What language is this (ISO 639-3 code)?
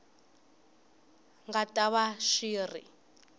tso